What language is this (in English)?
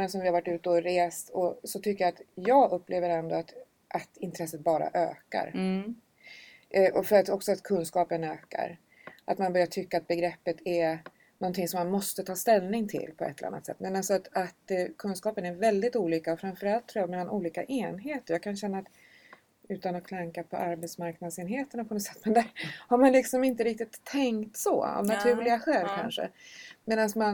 Swedish